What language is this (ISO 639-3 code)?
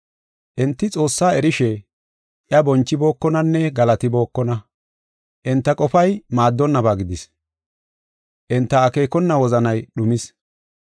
gof